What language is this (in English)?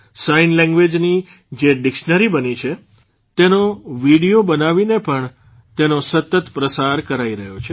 Gujarati